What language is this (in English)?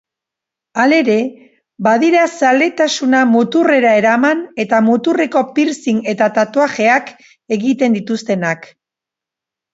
Basque